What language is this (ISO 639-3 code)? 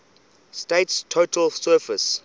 eng